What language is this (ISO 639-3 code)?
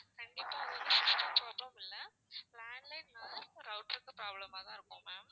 tam